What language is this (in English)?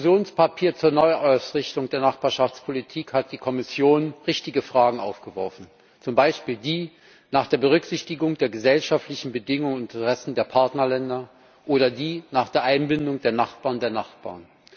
German